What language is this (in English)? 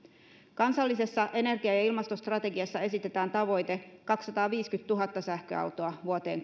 Finnish